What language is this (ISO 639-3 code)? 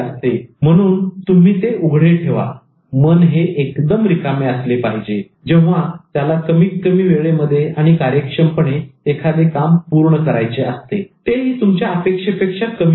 mar